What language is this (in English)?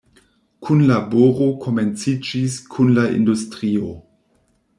Esperanto